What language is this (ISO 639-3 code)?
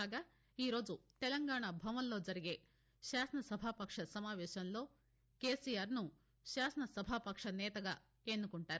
tel